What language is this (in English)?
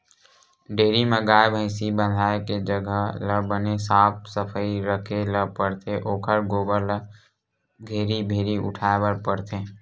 Chhattisgarhi